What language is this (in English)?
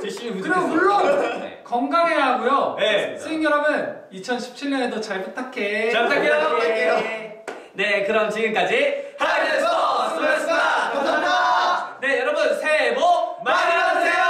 Korean